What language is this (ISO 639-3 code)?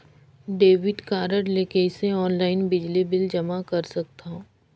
hne